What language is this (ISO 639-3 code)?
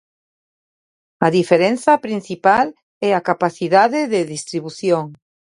glg